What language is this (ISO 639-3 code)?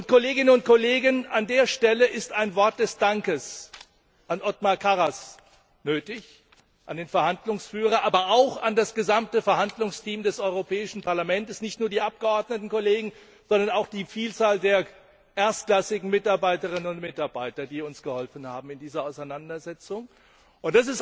deu